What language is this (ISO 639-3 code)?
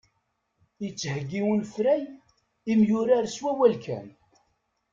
kab